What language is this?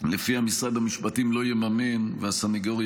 Hebrew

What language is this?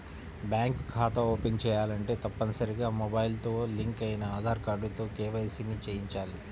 Telugu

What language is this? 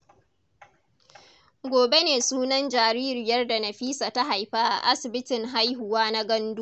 Hausa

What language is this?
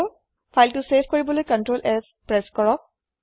Assamese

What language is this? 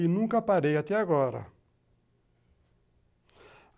Portuguese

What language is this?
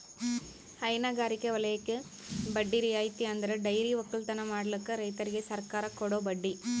Kannada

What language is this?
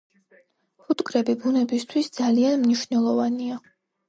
Georgian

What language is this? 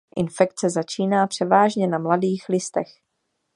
Czech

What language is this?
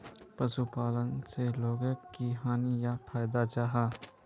Magahi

